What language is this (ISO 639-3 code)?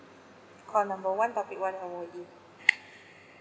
eng